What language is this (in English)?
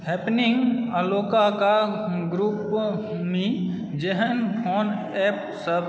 Maithili